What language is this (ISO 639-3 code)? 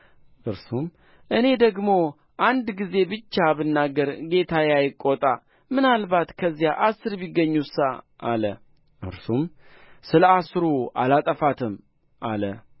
amh